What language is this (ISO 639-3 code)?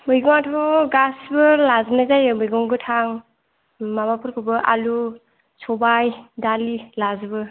brx